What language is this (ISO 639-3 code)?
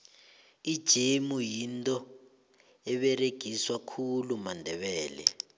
nbl